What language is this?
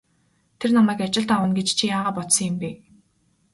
Mongolian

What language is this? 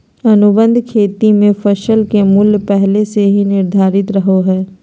Magahi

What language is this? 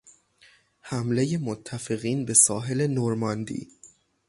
Persian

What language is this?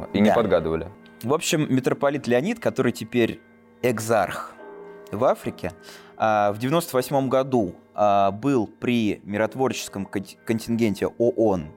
Russian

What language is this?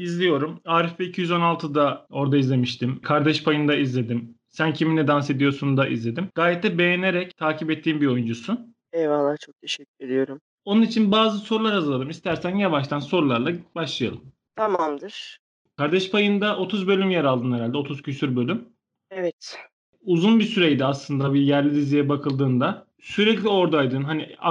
Turkish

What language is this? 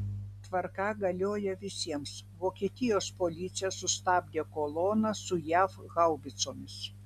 Lithuanian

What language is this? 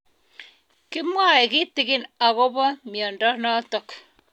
Kalenjin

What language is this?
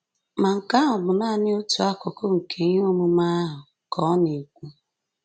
Igbo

